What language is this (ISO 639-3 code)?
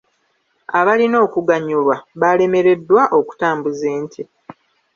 lug